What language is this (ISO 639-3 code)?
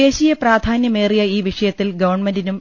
mal